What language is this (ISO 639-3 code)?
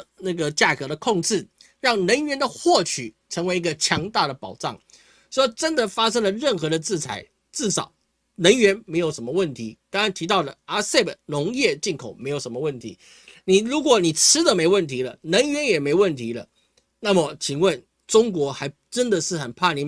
zho